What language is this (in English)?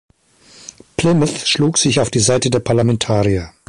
German